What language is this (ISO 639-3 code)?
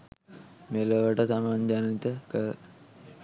sin